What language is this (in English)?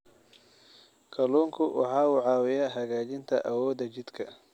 Somali